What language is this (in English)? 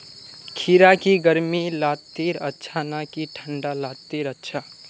Magahi